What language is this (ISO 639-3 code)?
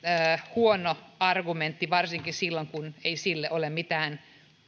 fin